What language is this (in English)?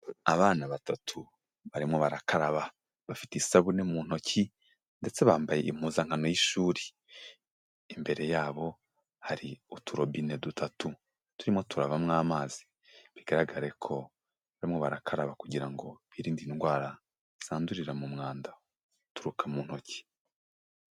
Kinyarwanda